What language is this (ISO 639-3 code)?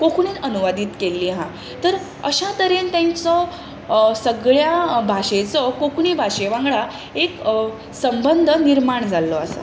kok